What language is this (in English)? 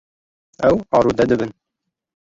Kurdish